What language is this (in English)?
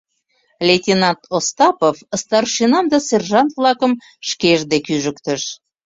Mari